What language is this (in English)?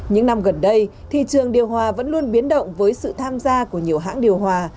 Vietnamese